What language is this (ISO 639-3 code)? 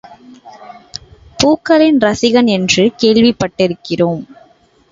tam